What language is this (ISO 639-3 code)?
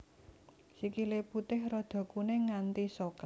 jav